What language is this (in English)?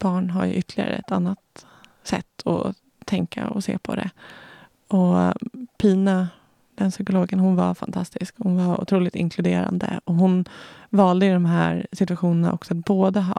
Swedish